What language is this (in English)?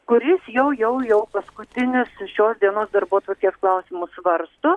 Lithuanian